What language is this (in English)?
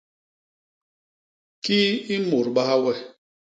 Basaa